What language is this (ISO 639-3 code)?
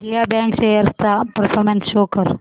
mar